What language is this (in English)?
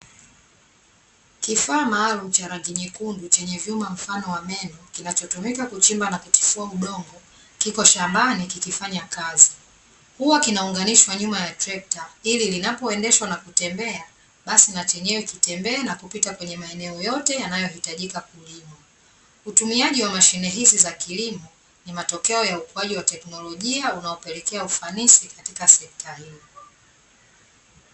Swahili